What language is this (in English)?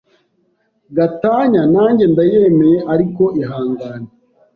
Kinyarwanda